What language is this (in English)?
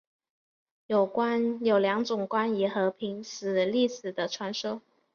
Chinese